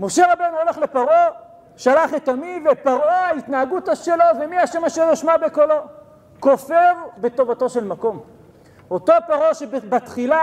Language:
Hebrew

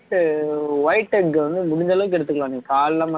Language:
Tamil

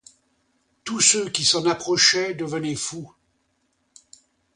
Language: French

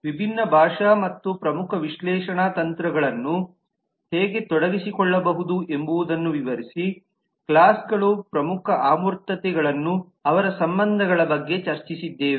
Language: Kannada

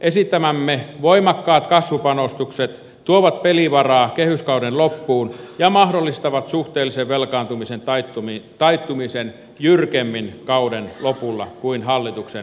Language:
Finnish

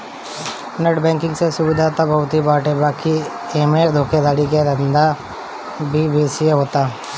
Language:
Bhojpuri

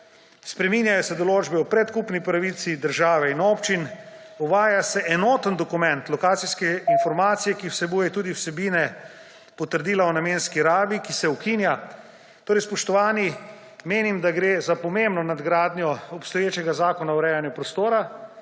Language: Slovenian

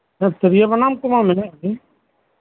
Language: Santali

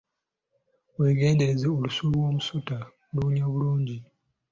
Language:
Ganda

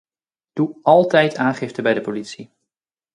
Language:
Dutch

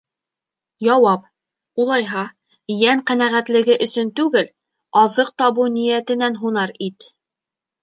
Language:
Bashkir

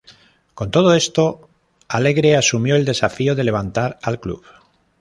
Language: Spanish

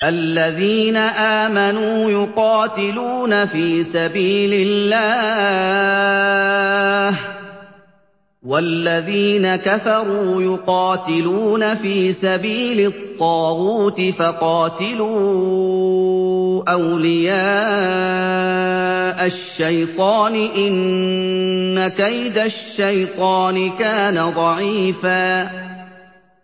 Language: Arabic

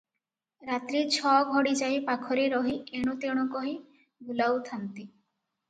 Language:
Odia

